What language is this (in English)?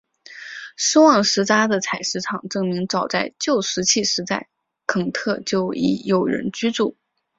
Chinese